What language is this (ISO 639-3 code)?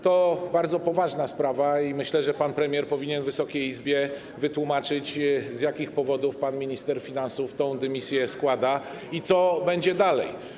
pol